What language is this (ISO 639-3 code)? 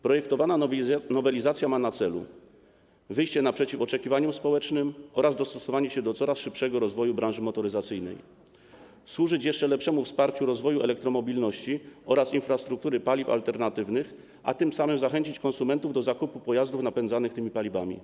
pol